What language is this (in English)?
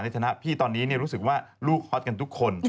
Thai